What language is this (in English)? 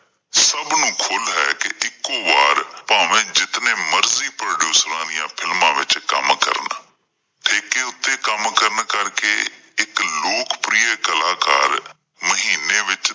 Punjabi